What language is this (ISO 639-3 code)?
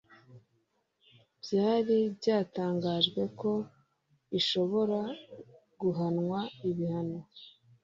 kin